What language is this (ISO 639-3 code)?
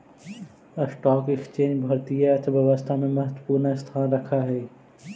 mag